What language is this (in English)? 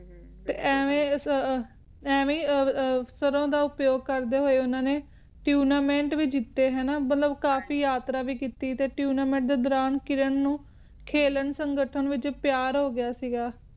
Punjabi